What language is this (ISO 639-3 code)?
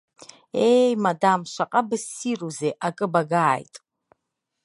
abk